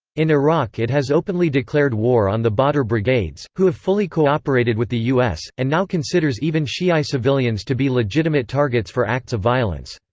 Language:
English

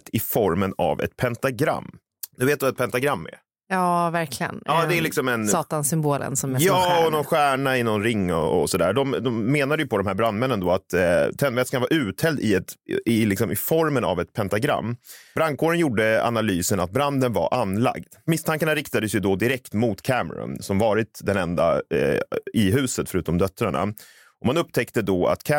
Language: Swedish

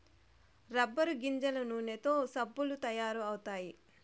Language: Telugu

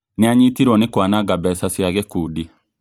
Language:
Kikuyu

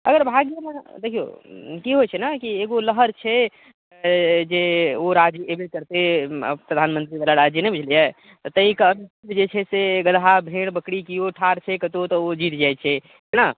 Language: Maithili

